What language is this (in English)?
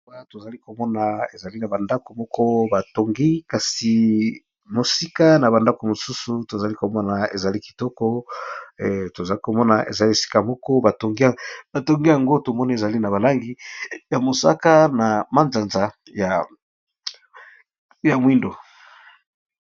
Lingala